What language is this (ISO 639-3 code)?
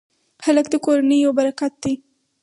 pus